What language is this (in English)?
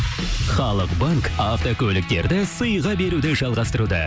Kazakh